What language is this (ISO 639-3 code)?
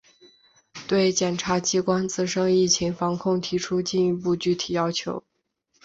zho